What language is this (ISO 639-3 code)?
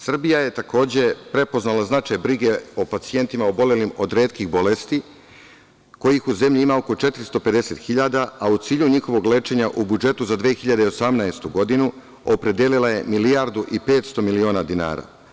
srp